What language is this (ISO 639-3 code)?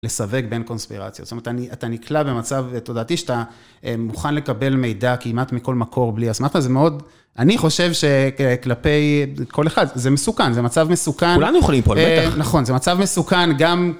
heb